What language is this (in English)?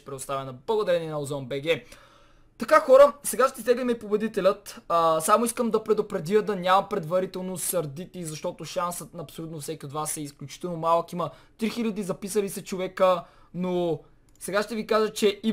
Bulgarian